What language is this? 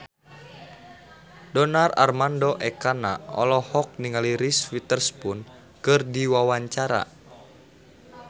Sundanese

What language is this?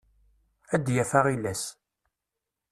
Kabyle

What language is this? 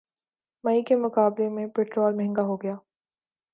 Urdu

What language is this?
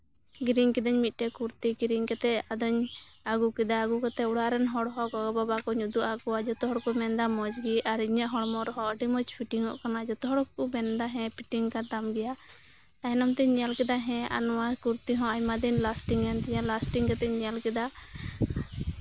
Santali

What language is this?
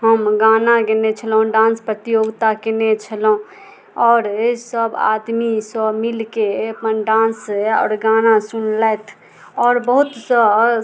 Maithili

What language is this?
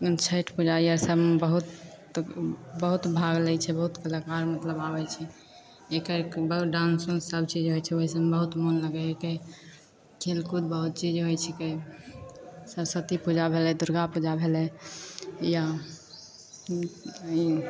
Maithili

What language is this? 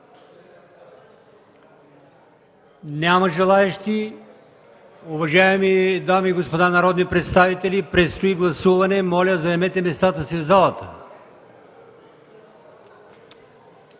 Bulgarian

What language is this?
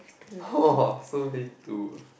English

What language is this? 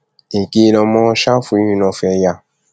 Yoruba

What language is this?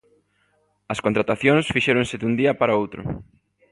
Galician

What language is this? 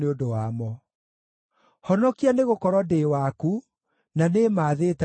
Kikuyu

